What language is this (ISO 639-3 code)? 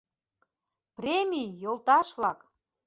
chm